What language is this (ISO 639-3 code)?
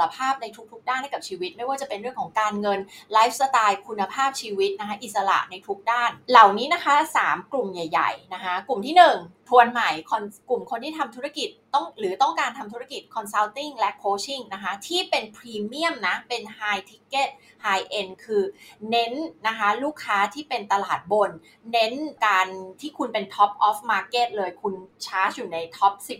tha